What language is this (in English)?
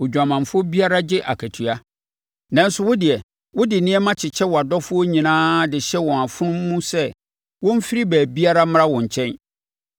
Akan